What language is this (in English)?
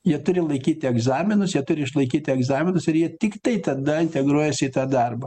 Lithuanian